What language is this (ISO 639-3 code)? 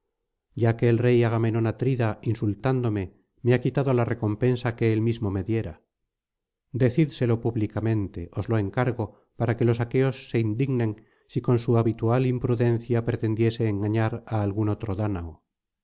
spa